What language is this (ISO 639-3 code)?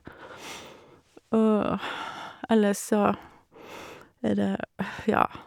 nor